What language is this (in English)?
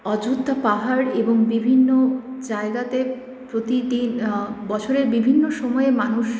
Bangla